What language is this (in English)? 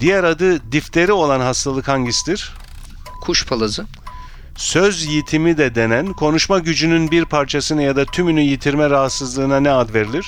Turkish